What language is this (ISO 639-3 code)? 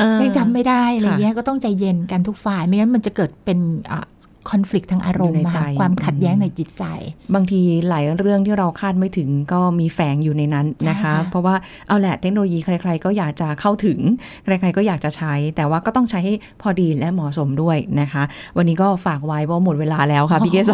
tha